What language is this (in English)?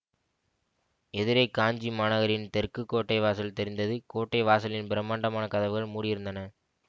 Tamil